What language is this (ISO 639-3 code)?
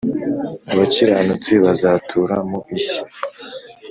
kin